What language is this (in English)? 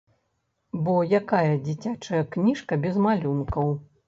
Belarusian